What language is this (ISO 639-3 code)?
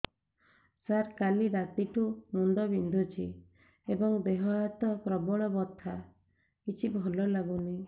ori